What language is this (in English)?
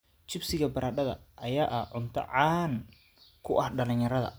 Somali